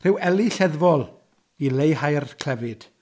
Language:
Welsh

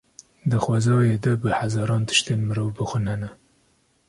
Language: Kurdish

